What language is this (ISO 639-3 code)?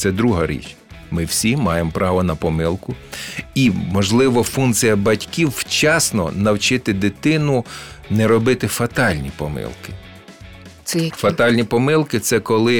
ukr